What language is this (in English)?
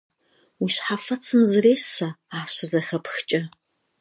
Kabardian